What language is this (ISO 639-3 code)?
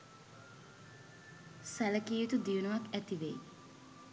sin